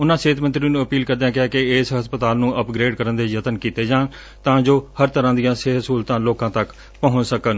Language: Punjabi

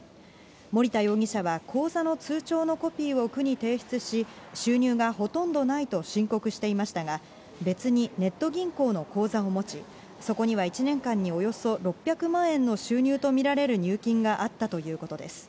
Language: Japanese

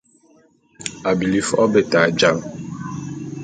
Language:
Bulu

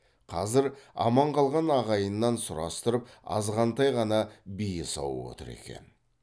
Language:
Kazakh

